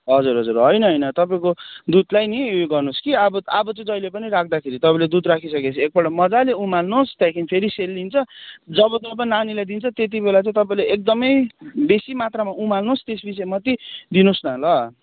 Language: Nepali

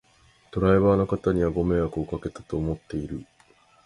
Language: Japanese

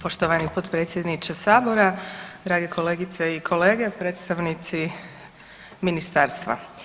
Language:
Croatian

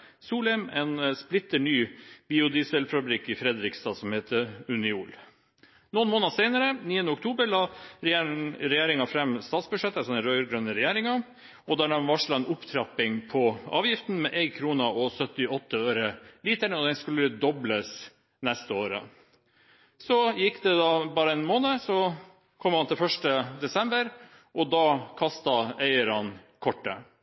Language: Norwegian Bokmål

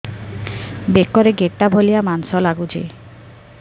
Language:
Odia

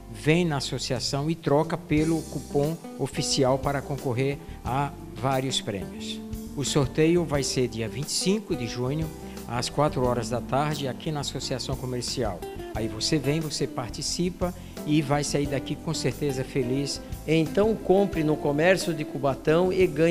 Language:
Portuguese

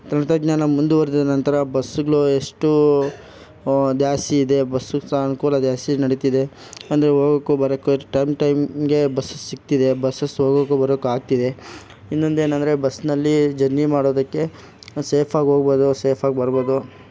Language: Kannada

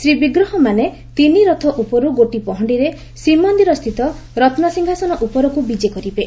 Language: Odia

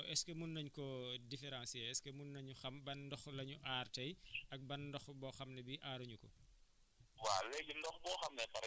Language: Wolof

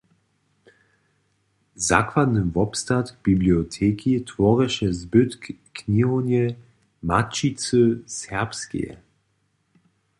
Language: Upper Sorbian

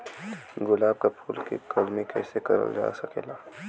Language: Bhojpuri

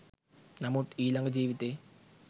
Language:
Sinhala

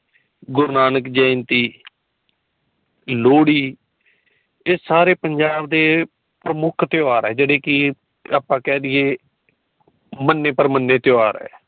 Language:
Punjabi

